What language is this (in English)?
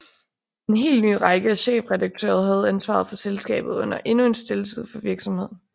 Danish